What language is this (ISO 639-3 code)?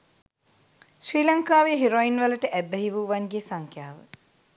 sin